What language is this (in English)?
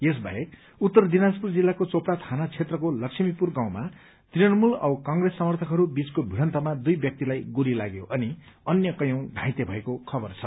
Nepali